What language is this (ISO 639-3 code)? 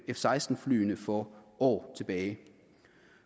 dan